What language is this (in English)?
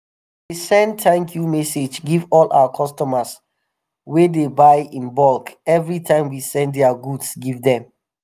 Nigerian Pidgin